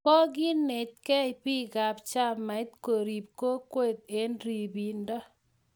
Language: Kalenjin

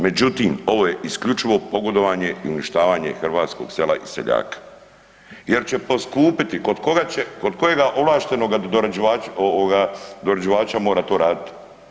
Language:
Croatian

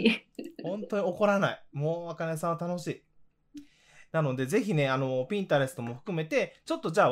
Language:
Japanese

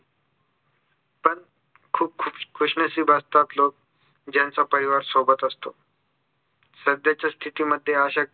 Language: Marathi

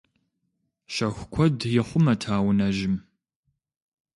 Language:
Kabardian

